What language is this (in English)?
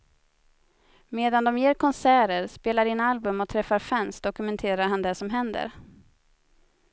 Swedish